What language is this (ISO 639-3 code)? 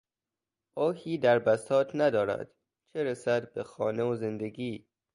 fas